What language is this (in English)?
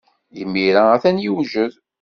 Kabyle